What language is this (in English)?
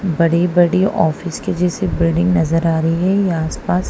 Hindi